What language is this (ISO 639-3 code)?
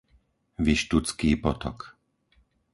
slk